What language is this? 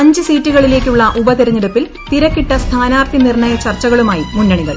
Malayalam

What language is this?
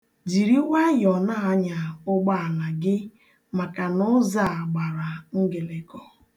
Igbo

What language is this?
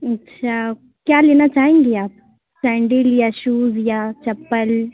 Urdu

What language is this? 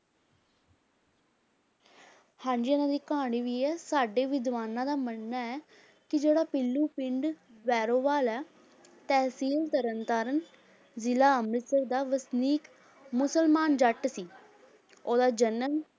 Punjabi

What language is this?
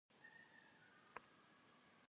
Kabardian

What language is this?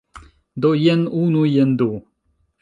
Esperanto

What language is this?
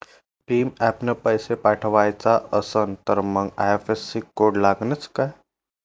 Marathi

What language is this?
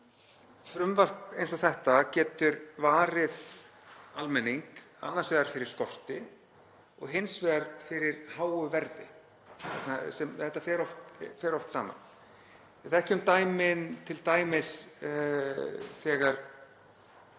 Icelandic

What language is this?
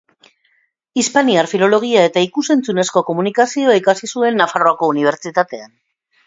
Basque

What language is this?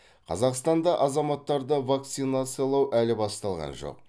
Kazakh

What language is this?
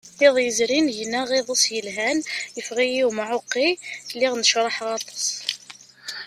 Kabyle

